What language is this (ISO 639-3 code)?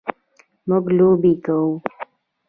pus